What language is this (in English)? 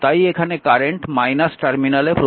Bangla